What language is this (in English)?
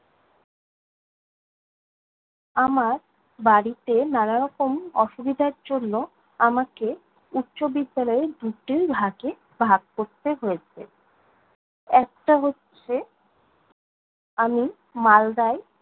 Bangla